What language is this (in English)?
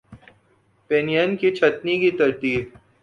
Urdu